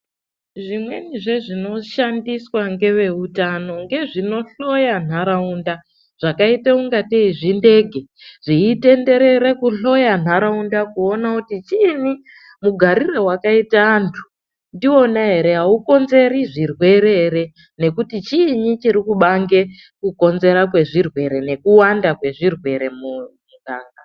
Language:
Ndau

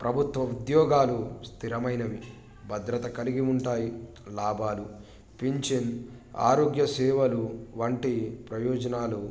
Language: Telugu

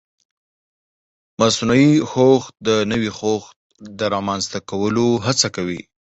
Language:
Pashto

